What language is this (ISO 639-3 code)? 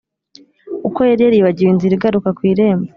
kin